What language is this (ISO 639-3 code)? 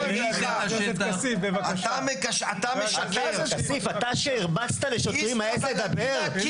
heb